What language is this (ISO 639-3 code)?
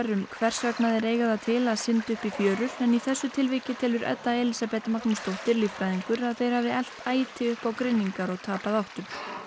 isl